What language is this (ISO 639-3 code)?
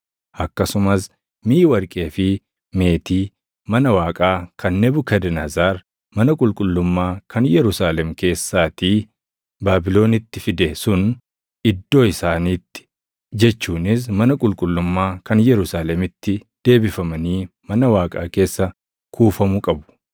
orm